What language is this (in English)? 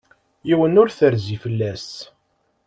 Kabyle